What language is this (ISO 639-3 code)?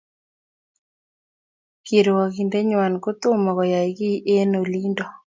kln